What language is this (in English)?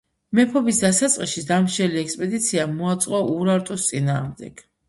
Georgian